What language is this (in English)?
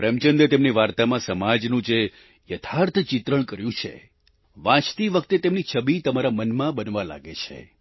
Gujarati